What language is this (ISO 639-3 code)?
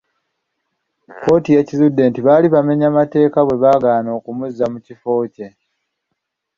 lug